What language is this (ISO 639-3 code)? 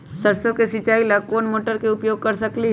mag